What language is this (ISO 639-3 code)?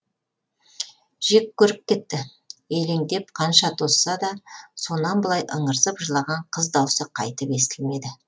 kaz